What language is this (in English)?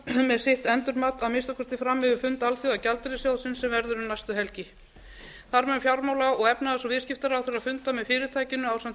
Icelandic